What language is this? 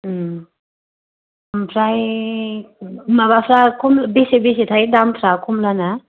Bodo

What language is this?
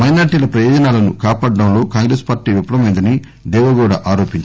Telugu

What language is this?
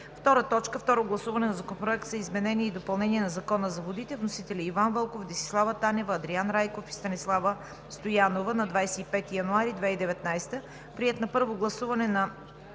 Bulgarian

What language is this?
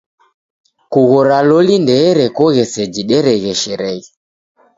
Taita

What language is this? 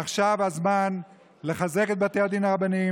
Hebrew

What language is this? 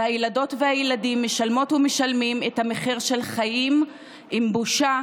Hebrew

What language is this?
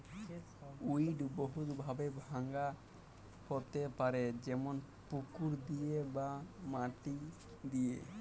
Bangla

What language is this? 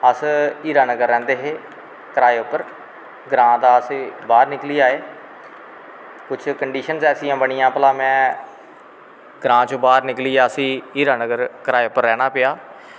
Dogri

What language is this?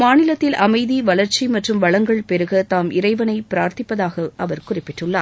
Tamil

